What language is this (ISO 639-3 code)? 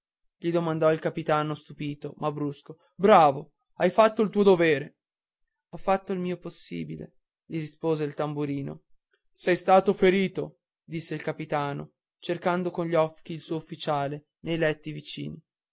ita